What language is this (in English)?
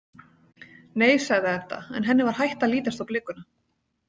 Icelandic